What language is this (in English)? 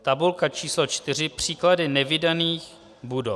Czech